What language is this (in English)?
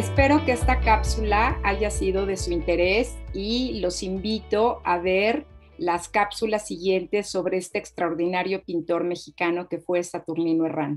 Spanish